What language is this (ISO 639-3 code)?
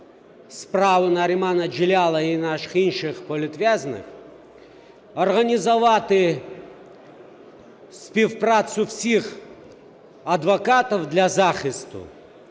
ukr